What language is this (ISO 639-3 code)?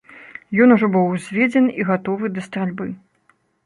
bel